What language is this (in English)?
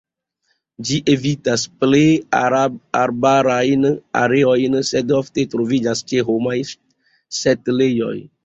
Esperanto